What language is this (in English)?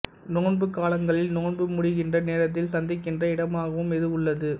Tamil